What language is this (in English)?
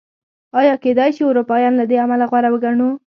Pashto